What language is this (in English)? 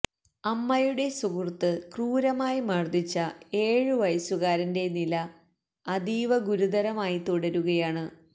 Malayalam